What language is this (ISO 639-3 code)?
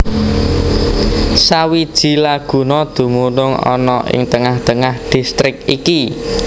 jav